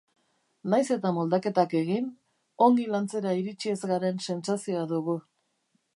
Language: Basque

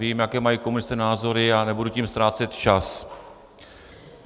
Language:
Czech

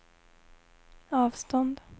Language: Swedish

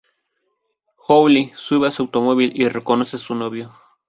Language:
Spanish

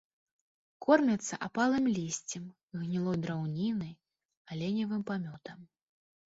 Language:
Belarusian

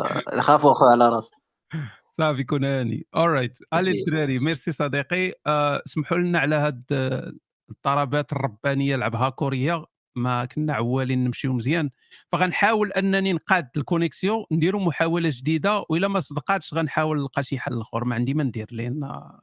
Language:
Arabic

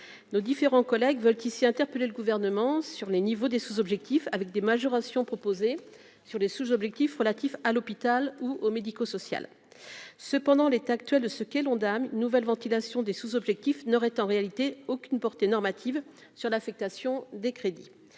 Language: French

